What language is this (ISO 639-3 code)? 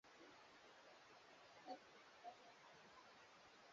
swa